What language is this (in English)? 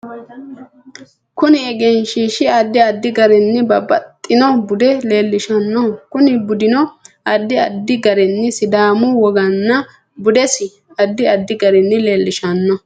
Sidamo